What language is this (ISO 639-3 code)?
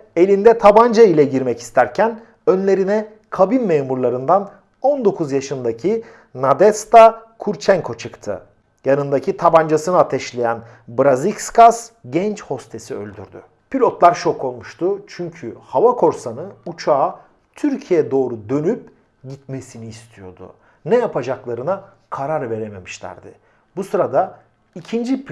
tur